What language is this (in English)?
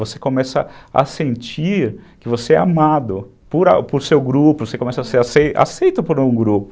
Portuguese